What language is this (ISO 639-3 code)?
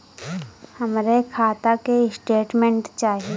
bho